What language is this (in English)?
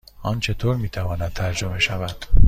Persian